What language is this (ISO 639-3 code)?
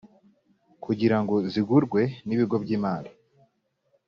kin